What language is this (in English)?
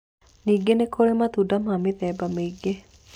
Kikuyu